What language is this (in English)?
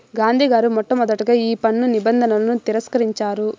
Telugu